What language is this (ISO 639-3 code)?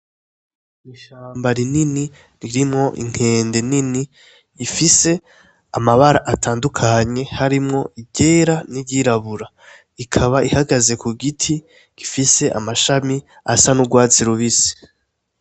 run